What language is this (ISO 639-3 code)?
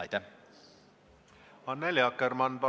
est